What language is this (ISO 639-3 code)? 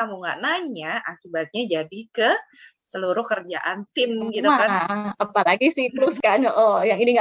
ind